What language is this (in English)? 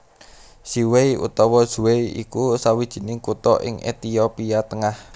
Javanese